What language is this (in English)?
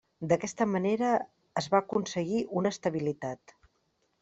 Catalan